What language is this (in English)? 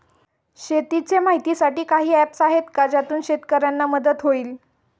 Marathi